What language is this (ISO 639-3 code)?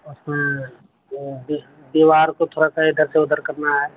urd